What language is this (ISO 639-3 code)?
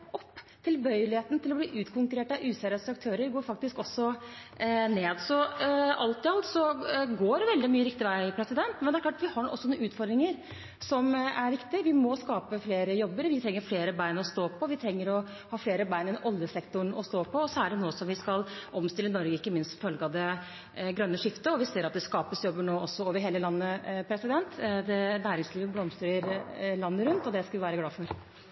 nob